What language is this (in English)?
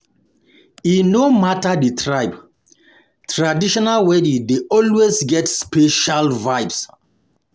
Nigerian Pidgin